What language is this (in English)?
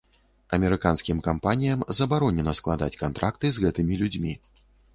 Belarusian